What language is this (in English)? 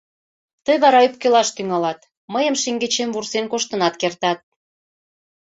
Mari